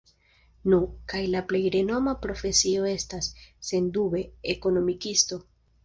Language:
Esperanto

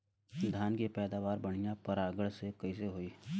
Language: Bhojpuri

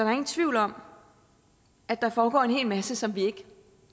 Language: Danish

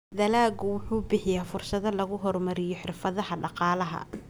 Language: Somali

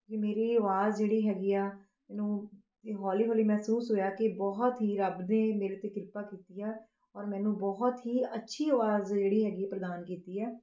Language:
Punjabi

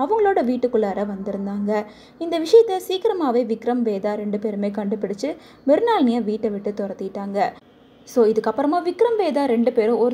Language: Tamil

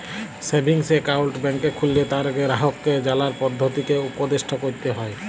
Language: Bangla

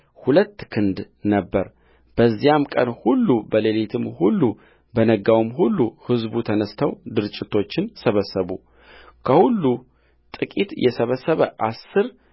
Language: Amharic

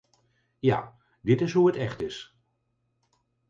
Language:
Dutch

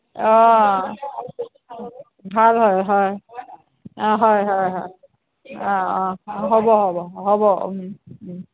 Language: Assamese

